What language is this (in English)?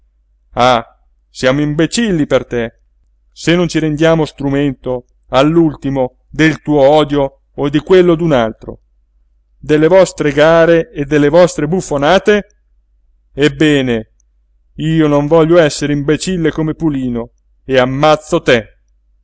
Italian